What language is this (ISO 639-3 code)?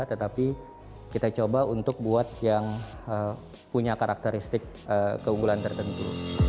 ind